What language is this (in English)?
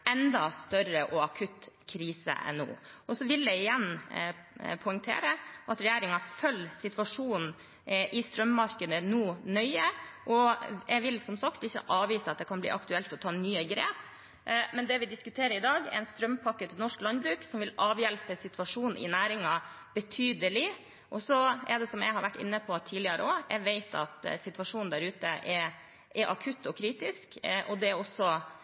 Norwegian